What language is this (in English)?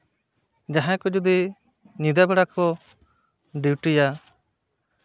Santali